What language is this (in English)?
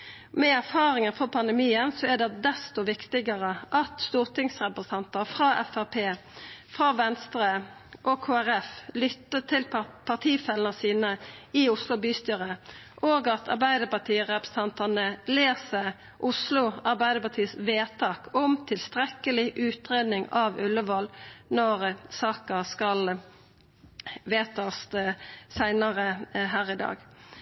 Norwegian Nynorsk